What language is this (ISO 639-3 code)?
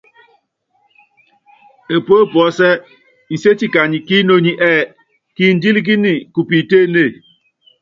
yav